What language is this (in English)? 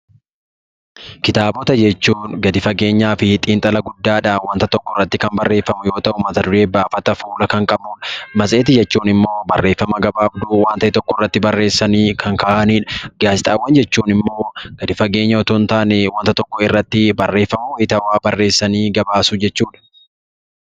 Oromo